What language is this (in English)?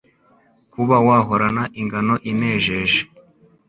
Kinyarwanda